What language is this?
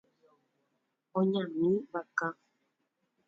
Guarani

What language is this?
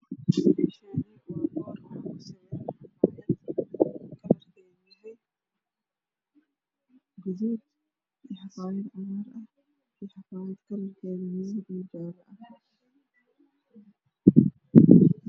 Somali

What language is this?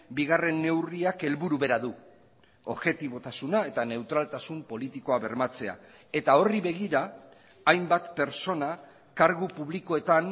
Basque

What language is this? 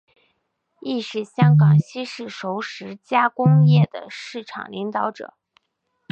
Chinese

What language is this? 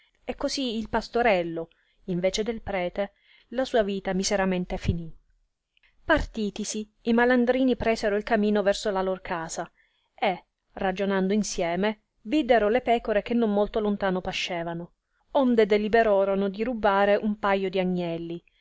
Italian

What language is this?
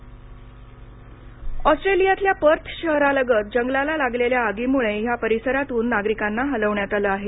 Marathi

